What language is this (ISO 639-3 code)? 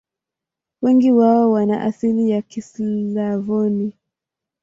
swa